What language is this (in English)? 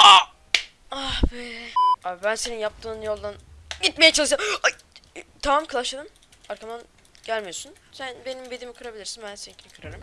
Turkish